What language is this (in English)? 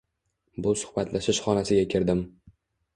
Uzbek